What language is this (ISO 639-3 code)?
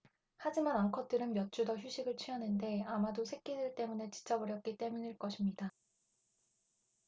kor